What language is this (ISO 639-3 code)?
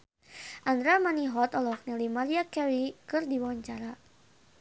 sun